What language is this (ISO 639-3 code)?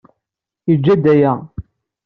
kab